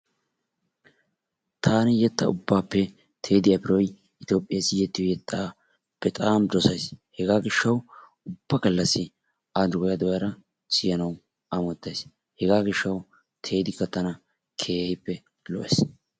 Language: Wolaytta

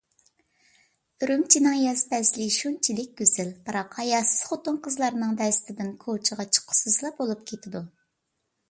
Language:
Uyghur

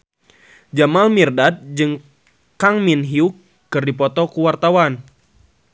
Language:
Sundanese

